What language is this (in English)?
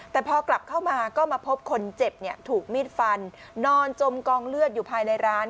Thai